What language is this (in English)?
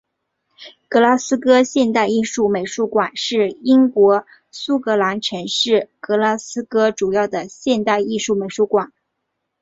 Chinese